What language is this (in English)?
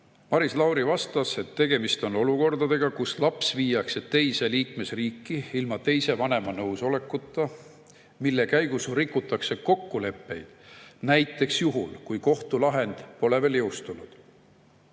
Estonian